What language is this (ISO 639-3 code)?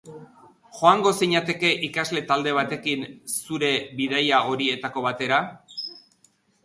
eus